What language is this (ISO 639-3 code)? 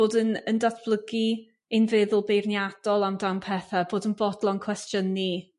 cym